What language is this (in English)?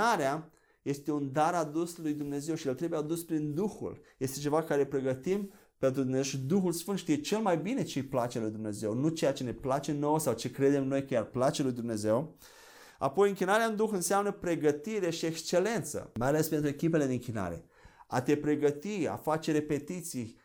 Romanian